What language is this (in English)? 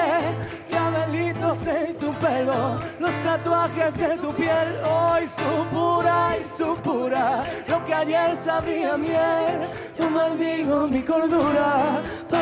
Spanish